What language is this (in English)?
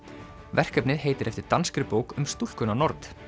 Icelandic